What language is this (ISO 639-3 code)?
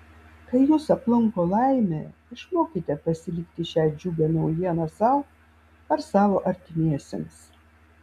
lit